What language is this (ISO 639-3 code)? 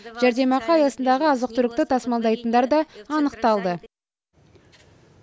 kaz